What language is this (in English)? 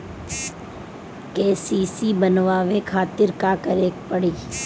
Bhojpuri